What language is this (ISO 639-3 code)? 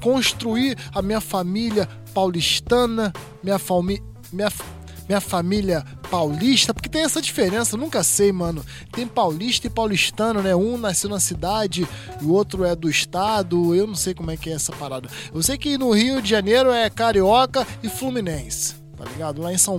por